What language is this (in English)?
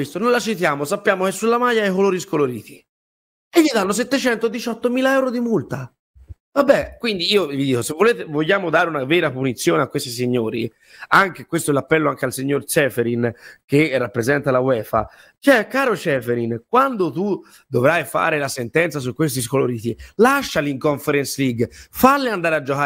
Italian